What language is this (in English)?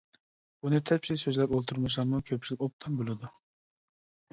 Uyghur